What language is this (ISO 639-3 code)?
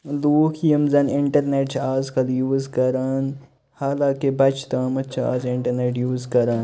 kas